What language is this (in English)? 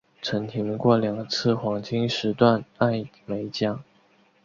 Chinese